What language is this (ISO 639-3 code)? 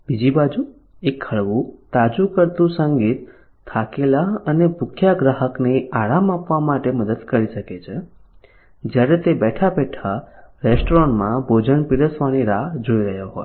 guj